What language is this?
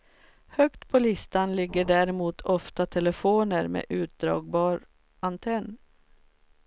Swedish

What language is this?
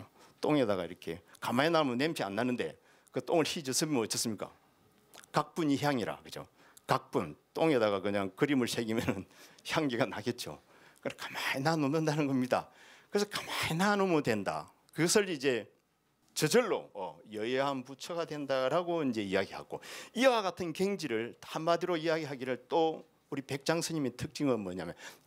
Korean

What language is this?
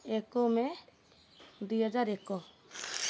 Odia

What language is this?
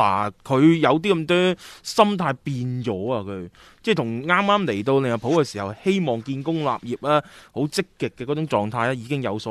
Chinese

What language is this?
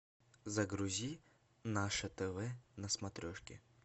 Russian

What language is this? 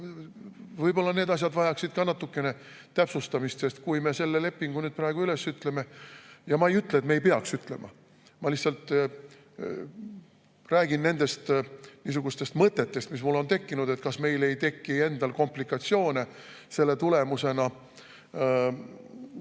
Estonian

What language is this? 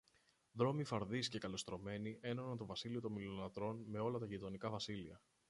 Greek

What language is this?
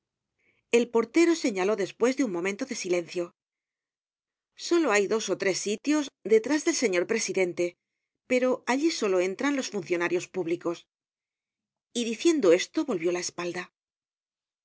Spanish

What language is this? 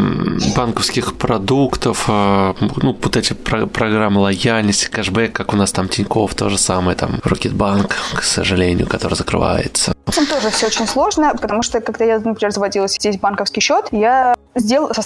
Russian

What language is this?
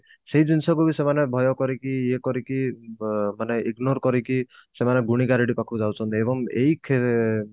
Odia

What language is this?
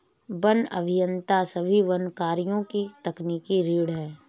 Hindi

